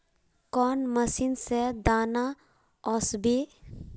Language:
Magahi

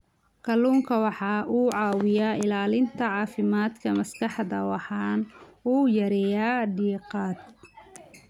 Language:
Somali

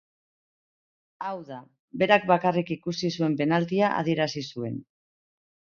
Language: Basque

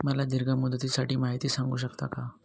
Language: Marathi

